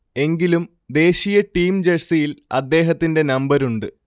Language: Malayalam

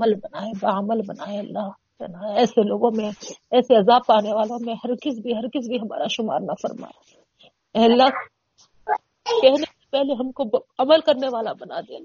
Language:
Urdu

